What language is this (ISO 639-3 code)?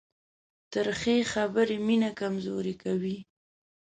pus